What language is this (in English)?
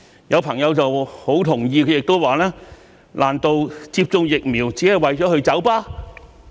Cantonese